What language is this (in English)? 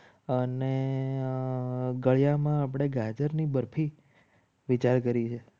Gujarati